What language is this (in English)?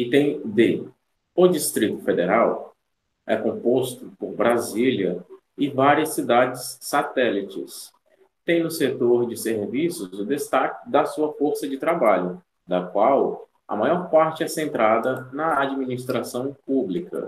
Portuguese